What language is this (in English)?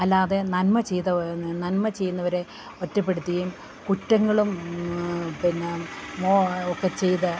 Malayalam